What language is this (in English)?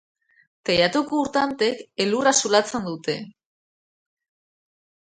Basque